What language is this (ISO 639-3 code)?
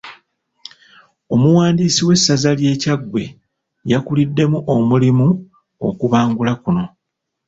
lug